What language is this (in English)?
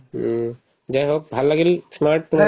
Assamese